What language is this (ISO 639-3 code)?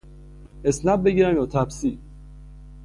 fas